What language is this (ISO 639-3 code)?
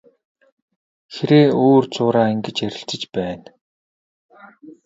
mon